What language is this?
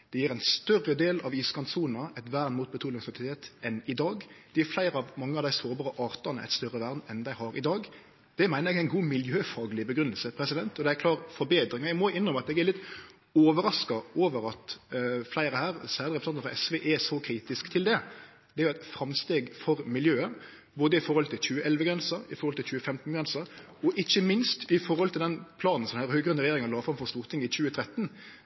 Norwegian Nynorsk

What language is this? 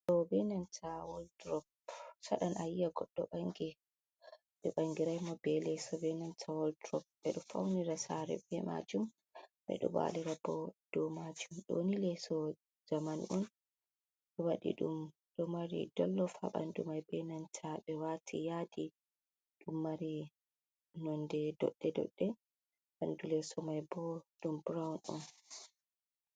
Fula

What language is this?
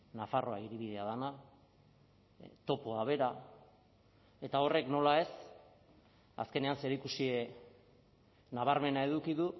Basque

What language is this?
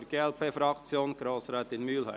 Swiss German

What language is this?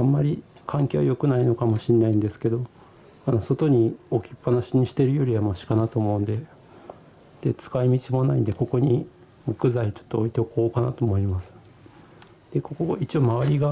Japanese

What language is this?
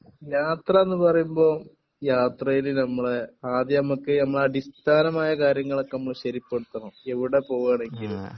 Malayalam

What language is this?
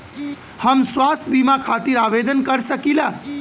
Bhojpuri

